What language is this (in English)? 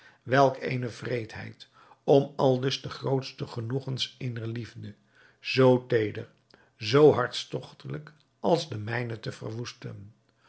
Dutch